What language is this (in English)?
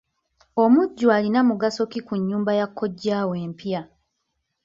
Ganda